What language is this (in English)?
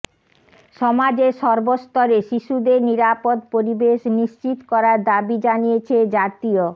Bangla